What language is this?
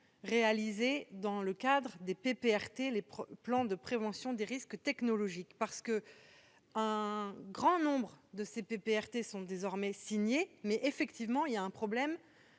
French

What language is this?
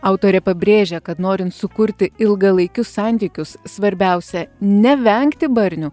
Lithuanian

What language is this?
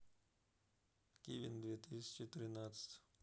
Russian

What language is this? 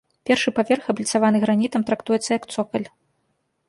Belarusian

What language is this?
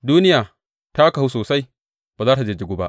Hausa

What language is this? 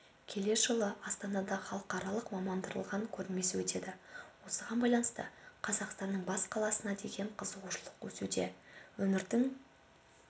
Kazakh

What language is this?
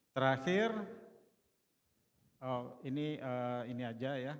Indonesian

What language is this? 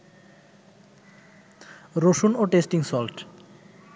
Bangla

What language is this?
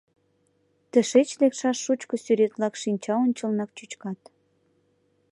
Mari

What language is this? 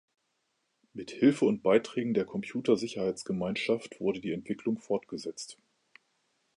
German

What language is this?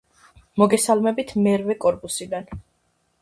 Georgian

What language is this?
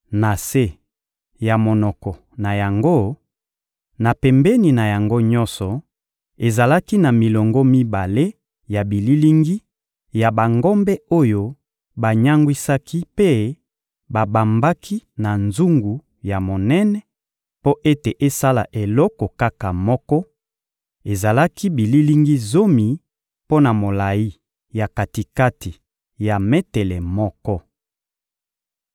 Lingala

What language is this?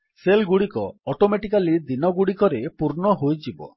Odia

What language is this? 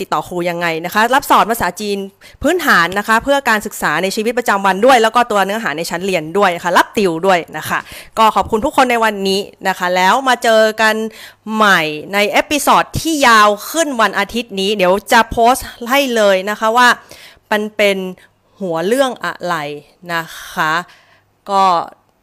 Thai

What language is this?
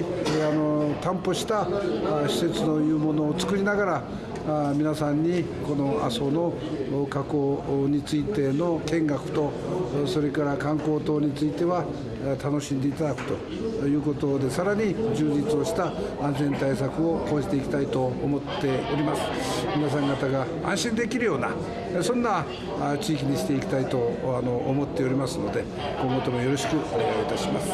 Japanese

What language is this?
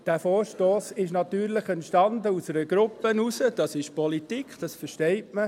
Swiss German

